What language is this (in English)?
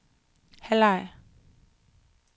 Danish